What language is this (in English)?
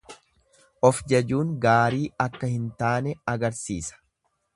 Oromo